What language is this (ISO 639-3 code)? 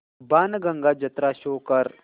mar